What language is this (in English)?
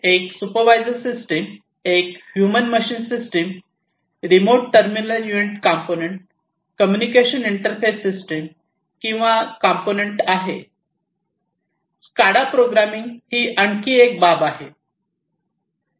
Marathi